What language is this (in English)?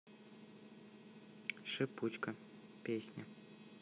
Russian